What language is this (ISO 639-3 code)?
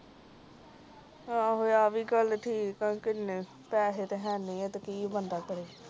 pan